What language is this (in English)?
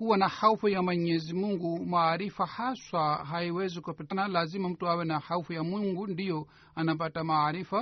Swahili